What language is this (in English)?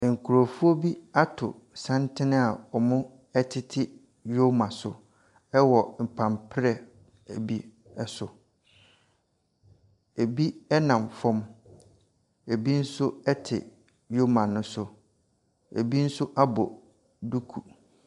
Akan